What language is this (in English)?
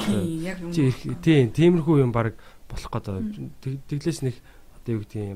Korean